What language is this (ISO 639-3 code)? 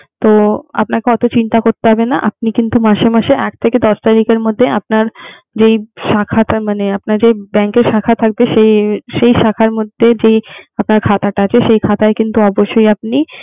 ben